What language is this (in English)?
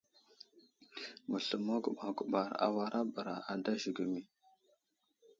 Wuzlam